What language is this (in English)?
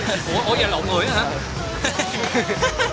Vietnamese